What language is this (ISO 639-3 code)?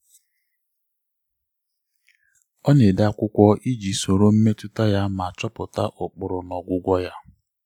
ibo